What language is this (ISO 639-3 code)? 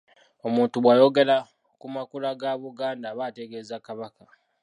lug